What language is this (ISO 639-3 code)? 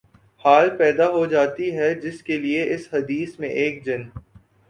urd